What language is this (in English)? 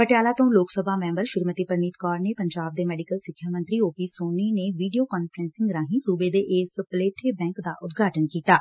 Punjabi